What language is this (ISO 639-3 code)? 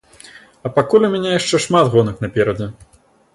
bel